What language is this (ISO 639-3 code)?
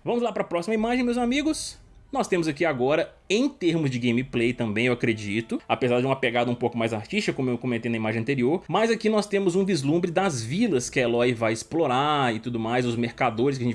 por